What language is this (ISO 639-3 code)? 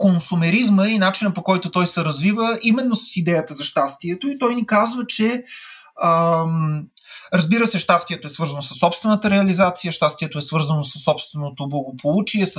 bul